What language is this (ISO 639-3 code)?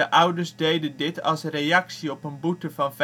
nld